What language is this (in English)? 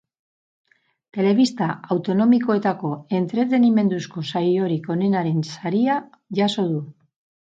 Basque